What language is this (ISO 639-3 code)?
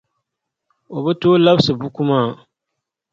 dag